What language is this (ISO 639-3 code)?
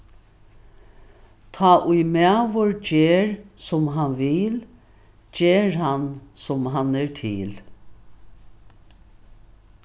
fao